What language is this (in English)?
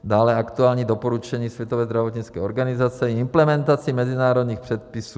Czech